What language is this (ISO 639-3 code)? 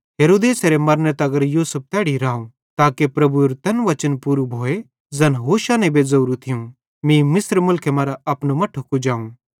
bhd